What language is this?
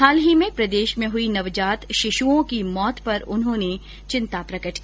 Hindi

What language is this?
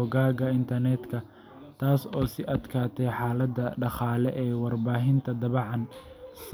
Somali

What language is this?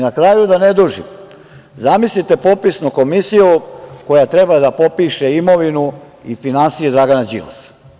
Serbian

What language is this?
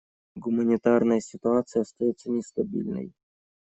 Russian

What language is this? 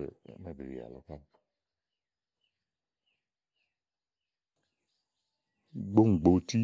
Igo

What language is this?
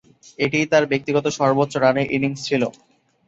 Bangla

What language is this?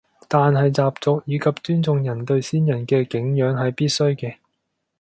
Cantonese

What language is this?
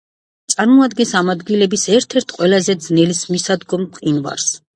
Georgian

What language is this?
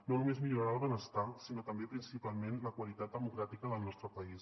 Catalan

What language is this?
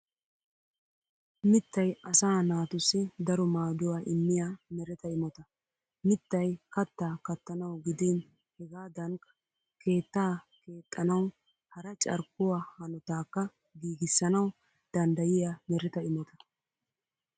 Wolaytta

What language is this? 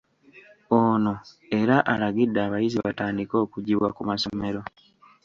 Ganda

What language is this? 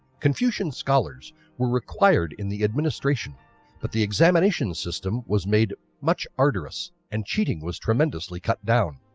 English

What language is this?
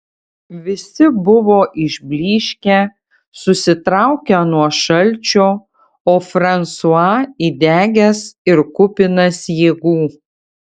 Lithuanian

